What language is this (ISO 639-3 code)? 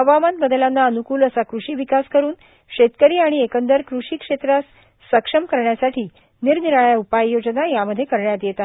mar